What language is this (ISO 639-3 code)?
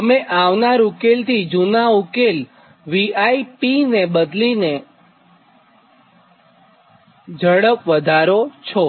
guj